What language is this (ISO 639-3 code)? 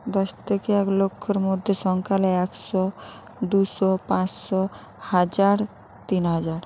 ben